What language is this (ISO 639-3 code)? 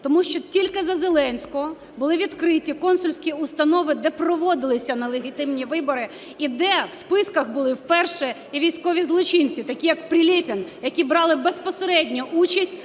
ukr